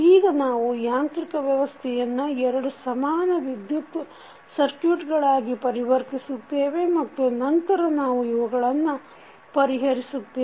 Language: Kannada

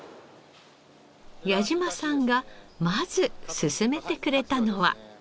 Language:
Japanese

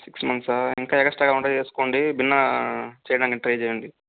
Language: Telugu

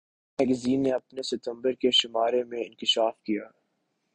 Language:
Urdu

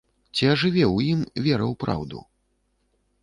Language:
Belarusian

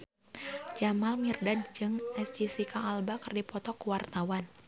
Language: Sundanese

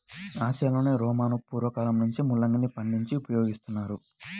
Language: Telugu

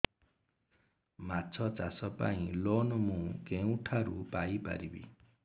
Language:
Odia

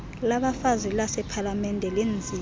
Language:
Xhosa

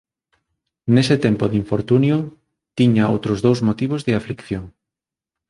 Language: Galician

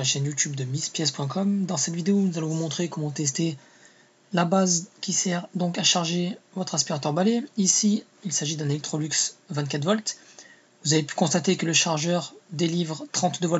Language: French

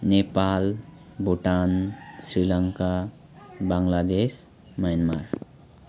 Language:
Nepali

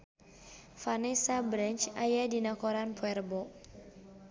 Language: Sundanese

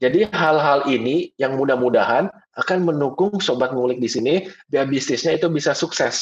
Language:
Indonesian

